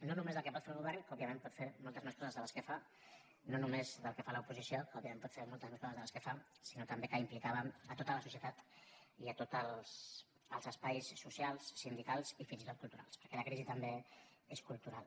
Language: Catalan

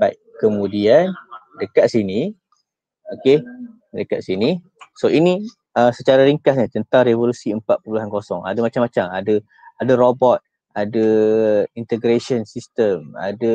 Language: Malay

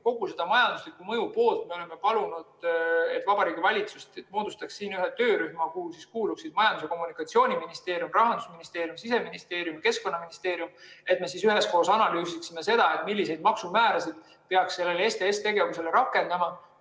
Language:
Estonian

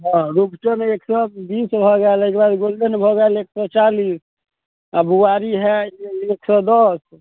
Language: Maithili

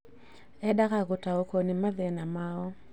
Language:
Kikuyu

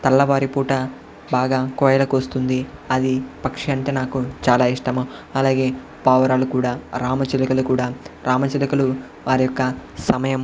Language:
Telugu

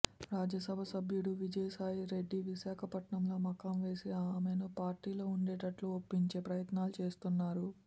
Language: Telugu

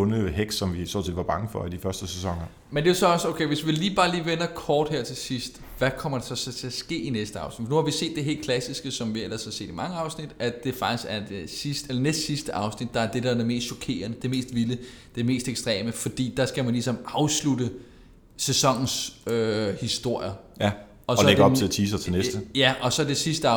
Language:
Danish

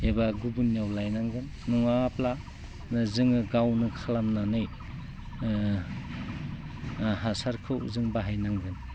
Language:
Bodo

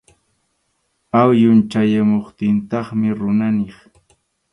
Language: Arequipa-La Unión Quechua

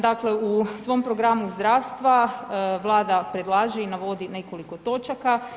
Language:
Croatian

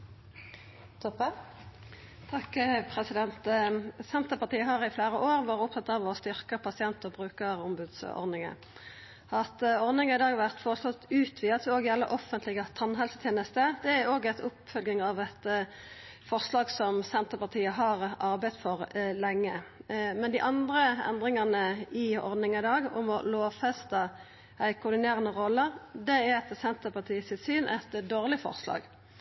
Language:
Norwegian Nynorsk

